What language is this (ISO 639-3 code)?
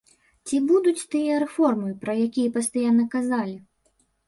bel